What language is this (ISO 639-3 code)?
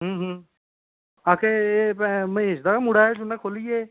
doi